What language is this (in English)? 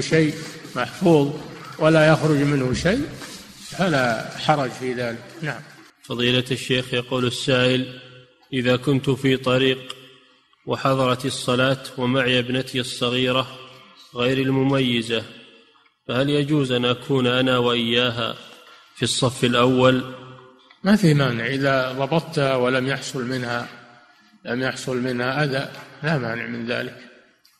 Arabic